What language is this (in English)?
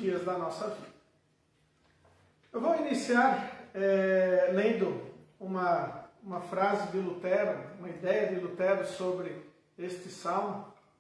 Portuguese